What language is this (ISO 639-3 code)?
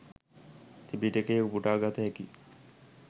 sin